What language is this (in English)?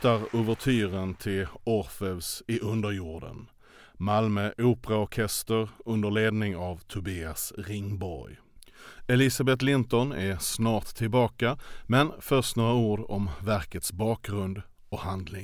Swedish